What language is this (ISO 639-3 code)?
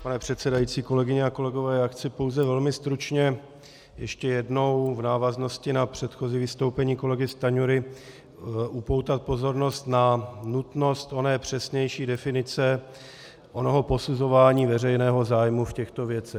ces